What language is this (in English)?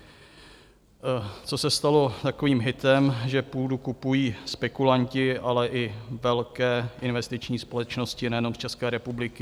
Czech